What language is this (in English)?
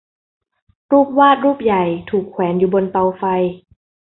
Thai